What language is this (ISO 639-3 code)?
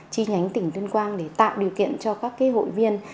vie